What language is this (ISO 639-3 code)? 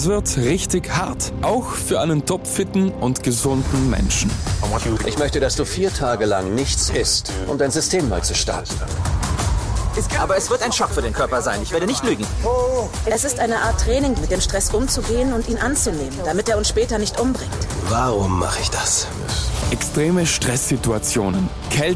deu